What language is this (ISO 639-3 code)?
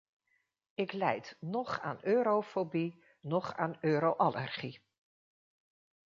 nld